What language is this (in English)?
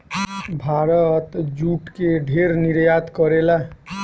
Bhojpuri